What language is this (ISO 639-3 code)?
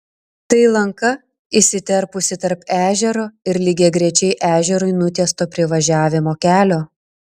lit